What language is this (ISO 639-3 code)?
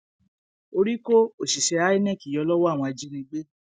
yor